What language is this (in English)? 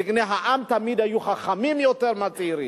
Hebrew